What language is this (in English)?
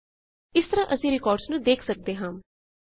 Punjabi